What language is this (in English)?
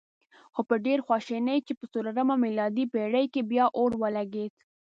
Pashto